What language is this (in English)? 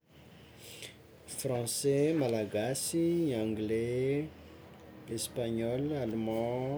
Tsimihety Malagasy